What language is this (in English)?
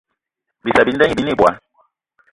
Eton (Cameroon)